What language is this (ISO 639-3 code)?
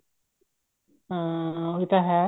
pan